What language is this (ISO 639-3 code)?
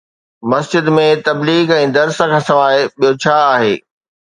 snd